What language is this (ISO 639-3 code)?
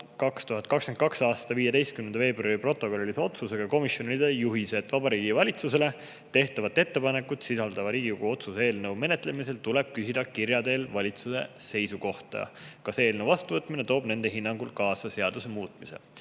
est